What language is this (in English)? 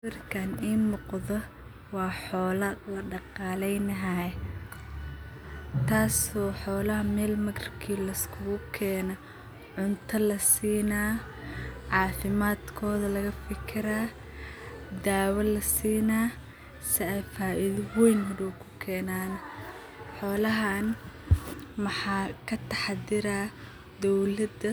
Somali